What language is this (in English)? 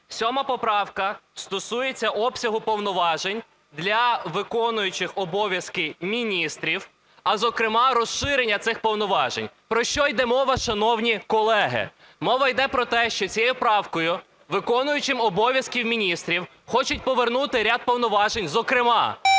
Ukrainian